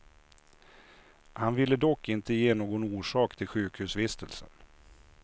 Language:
Swedish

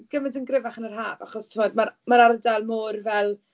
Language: Welsh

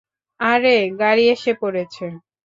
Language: Bangla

